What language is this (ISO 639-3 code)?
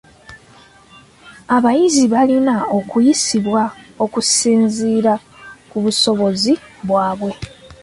lug